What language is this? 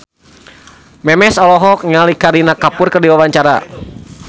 Sundanese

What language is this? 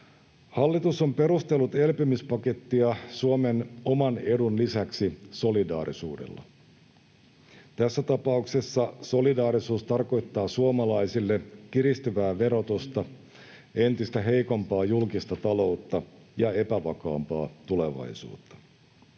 Finnish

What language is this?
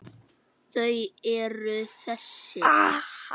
Icelandic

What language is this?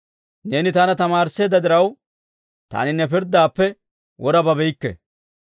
Dawro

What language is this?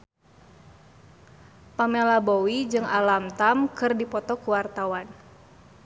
Sundanese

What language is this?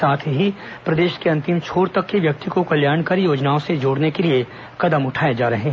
Hindi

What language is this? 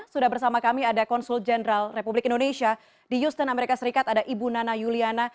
Indonesian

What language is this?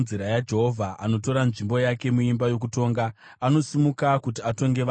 Shona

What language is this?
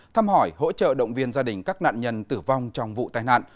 Vietnamese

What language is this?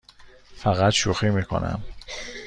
Persian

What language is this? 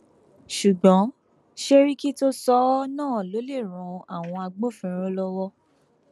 Yoruba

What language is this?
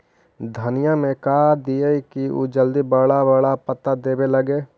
Magahi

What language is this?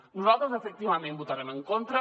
Catalan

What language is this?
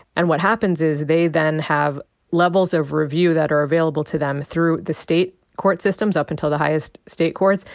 English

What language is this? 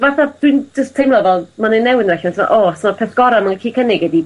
Welsh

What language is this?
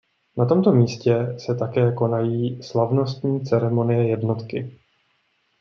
Czech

